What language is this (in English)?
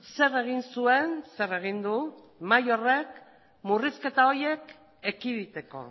Basque